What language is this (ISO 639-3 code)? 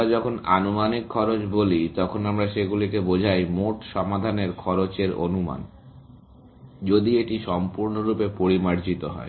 ben